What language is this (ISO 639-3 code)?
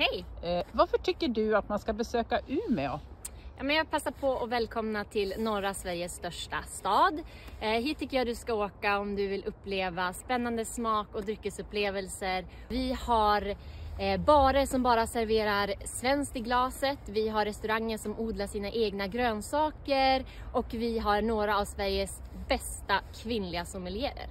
swe